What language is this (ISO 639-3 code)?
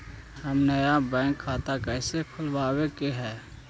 mag